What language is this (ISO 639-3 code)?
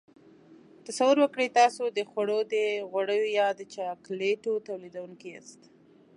pus